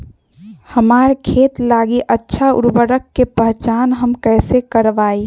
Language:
Magahi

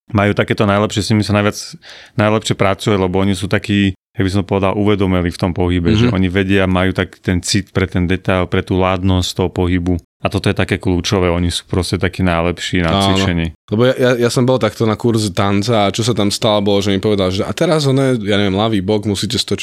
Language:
Slovak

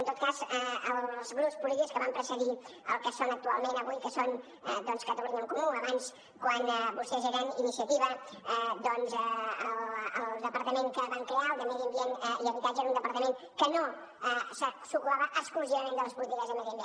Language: Catalan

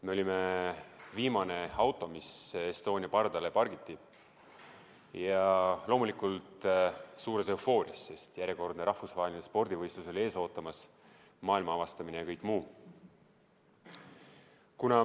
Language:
Estonian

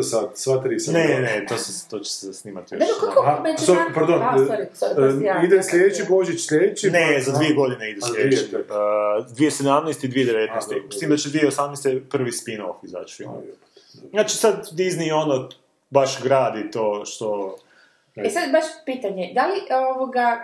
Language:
Croatian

